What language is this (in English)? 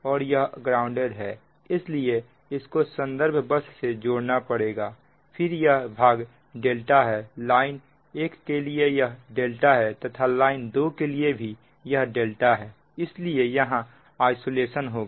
Hindi